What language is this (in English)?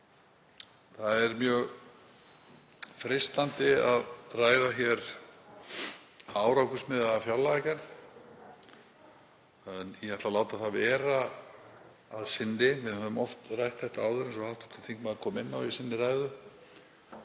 Icelandic